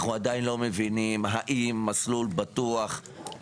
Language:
Hebrew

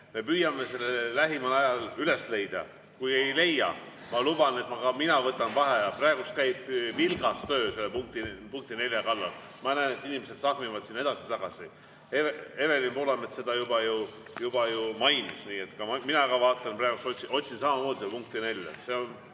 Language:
Estonian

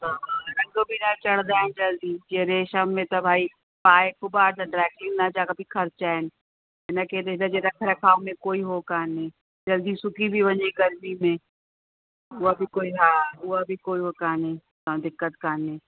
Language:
Sindhi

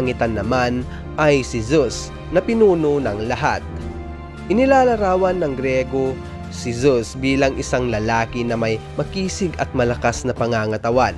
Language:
Filipino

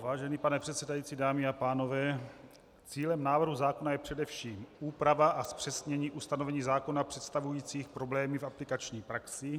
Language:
Czech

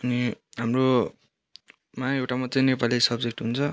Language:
Nepali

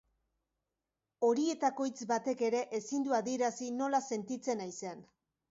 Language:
Basque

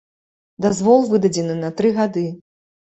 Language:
Belarusian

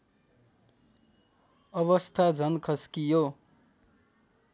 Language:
Nepali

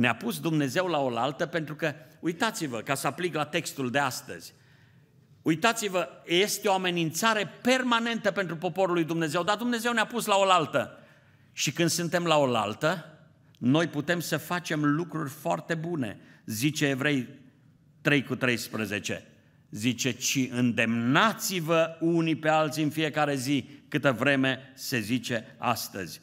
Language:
Romanian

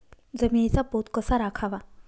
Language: Marathi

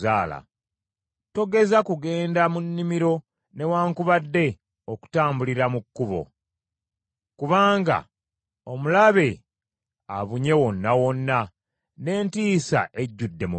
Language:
Ganda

